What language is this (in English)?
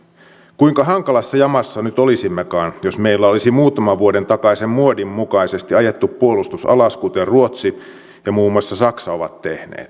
Finnish